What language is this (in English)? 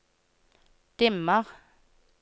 Norwegian